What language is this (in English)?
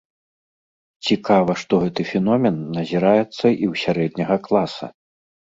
Belarusian